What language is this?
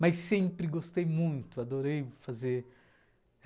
Portuguese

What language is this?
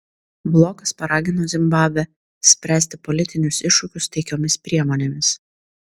Lithuanian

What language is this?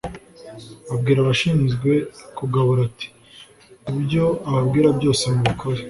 Kinyarwanda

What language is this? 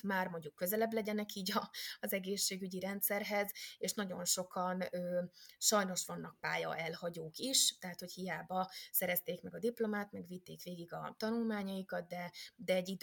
Hungarian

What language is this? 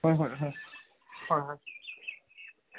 Assamese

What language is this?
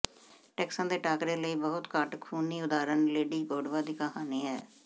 Punjabi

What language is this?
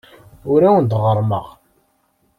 Kabyle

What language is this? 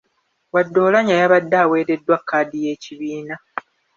Ganda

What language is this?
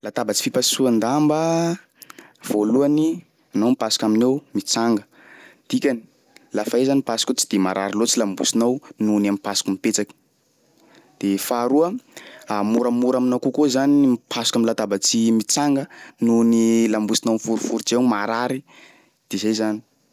Sakalava Malagasy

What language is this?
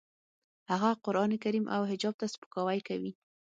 Pashto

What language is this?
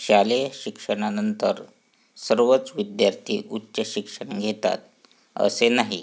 Marathi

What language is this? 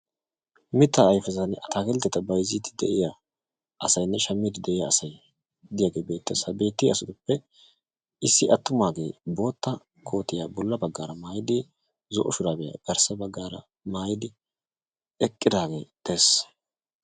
Wolaytta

